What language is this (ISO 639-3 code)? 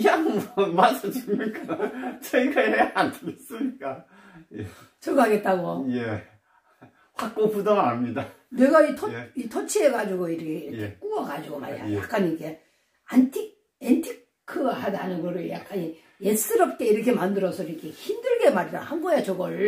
kor